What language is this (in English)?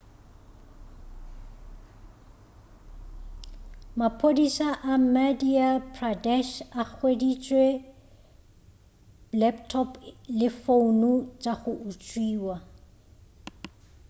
Northern Sotho